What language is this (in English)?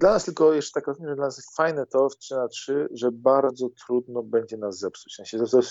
Polish